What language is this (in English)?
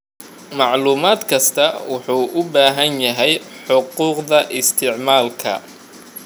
Somali